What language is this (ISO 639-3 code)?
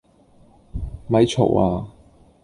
yue